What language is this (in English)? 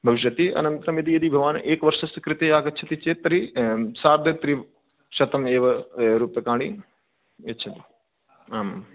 Sanskrit